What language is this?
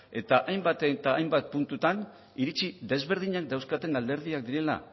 Basque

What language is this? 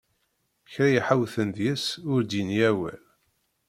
Kabyle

